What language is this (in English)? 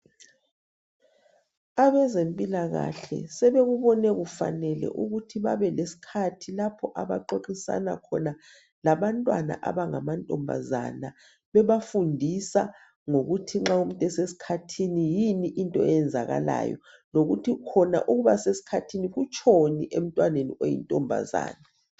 North Ndebele